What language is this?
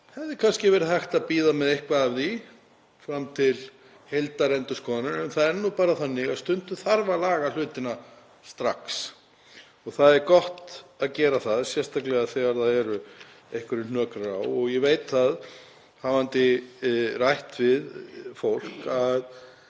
Icelandic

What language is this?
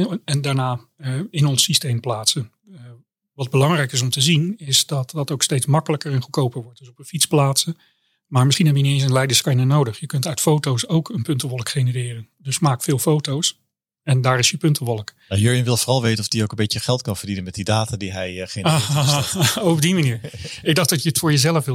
Dutch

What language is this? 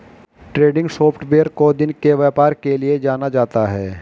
Hindi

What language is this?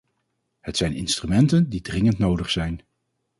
Dutch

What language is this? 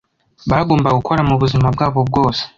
Kinyarwanda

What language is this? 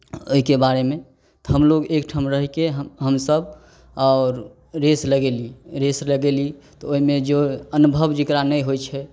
Maithili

